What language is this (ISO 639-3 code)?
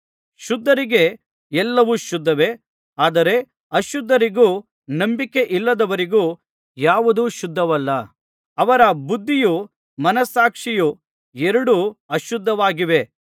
kan